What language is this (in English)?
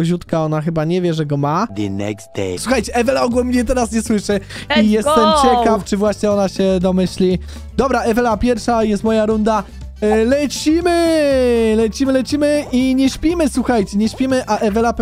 Polish